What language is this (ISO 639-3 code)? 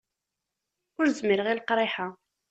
kab